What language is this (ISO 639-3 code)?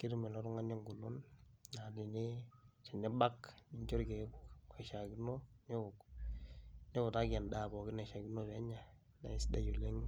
mas